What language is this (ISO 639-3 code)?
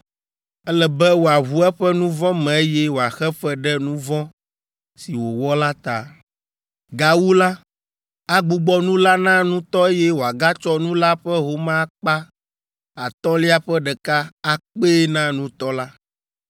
ewe